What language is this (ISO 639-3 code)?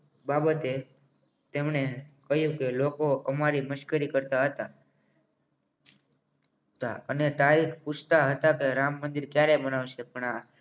guj